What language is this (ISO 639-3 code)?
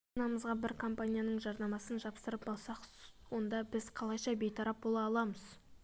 kaz